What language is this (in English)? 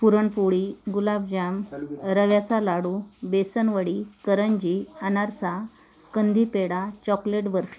Marathi